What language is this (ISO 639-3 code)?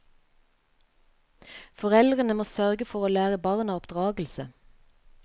nor